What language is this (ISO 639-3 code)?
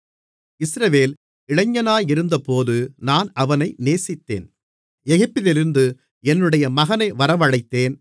tam